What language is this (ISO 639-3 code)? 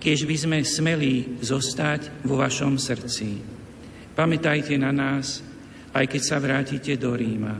slk